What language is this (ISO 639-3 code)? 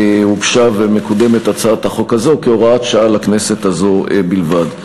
heb